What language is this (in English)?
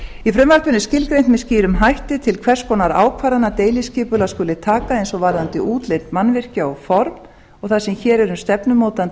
Icelandic